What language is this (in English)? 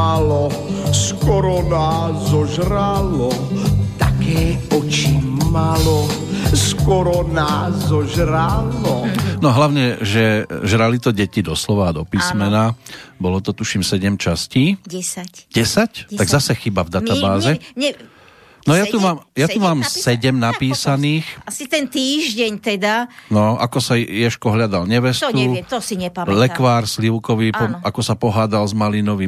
Slovak